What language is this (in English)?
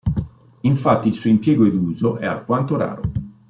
Italian